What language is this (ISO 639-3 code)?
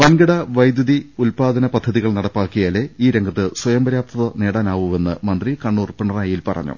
mal